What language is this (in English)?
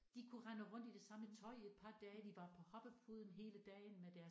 Danish